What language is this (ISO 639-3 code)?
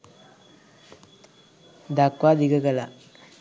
sin